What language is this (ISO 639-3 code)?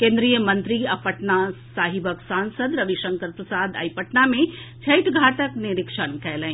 mai